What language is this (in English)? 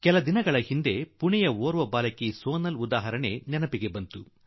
Kannada